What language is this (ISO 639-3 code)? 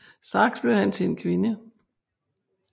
dan